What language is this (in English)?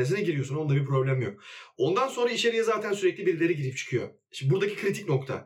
Turkish